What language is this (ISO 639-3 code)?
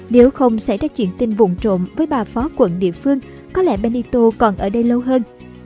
vie